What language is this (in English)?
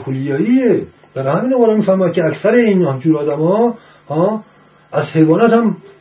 Persian